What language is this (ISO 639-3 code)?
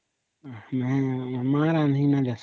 ori